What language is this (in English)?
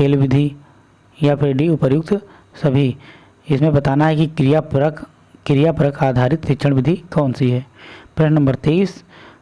Hindi